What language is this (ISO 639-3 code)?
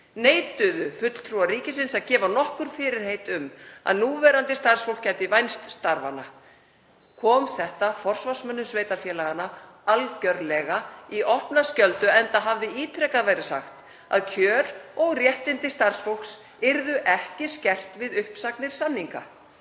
isl